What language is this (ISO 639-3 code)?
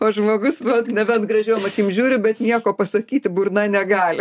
lit